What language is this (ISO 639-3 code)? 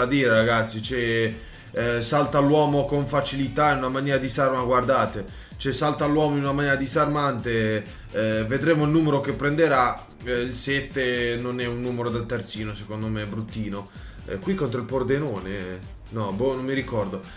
ita